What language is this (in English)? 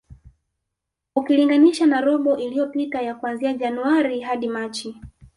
Swahili